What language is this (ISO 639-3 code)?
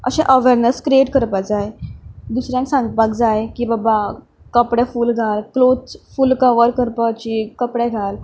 kok